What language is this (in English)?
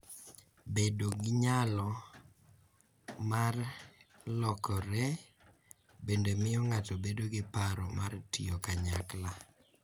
Luo (Kenya and Tanzania)